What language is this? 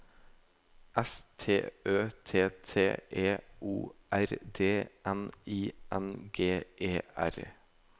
Norwegian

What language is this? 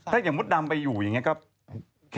Thai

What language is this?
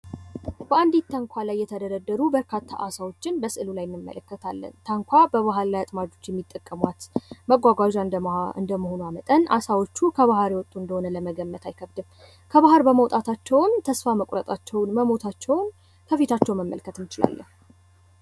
Amharic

